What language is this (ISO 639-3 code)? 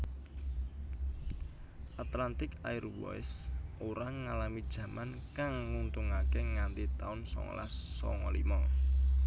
jav